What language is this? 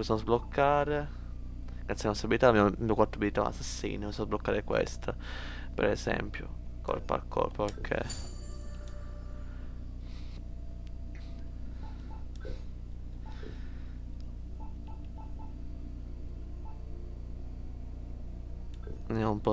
Italian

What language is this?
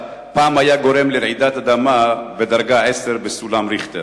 Hebrew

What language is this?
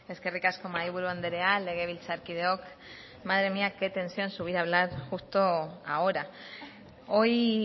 Basque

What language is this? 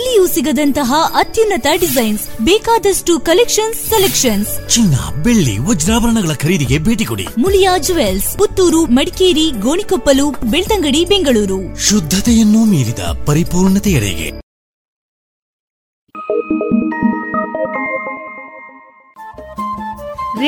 Kannada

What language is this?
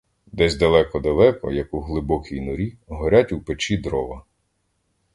Ukrainian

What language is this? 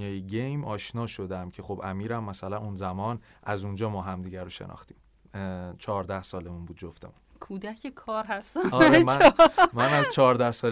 Persian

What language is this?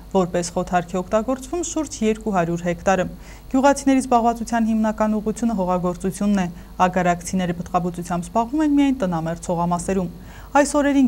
Romanian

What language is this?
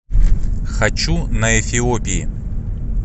Russian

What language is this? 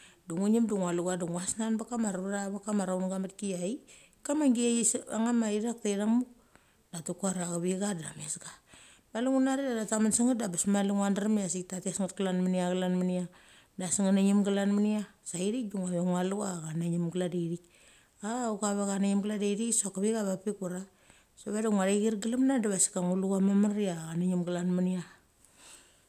Mali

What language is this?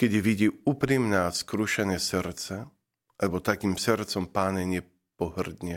Slovak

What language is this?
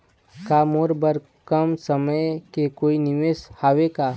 Chhattisgarhi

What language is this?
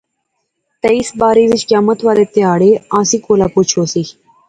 Pahari-Potwari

